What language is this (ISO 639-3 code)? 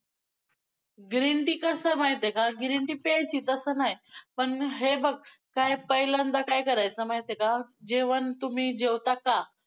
mar